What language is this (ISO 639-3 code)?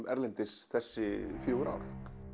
isl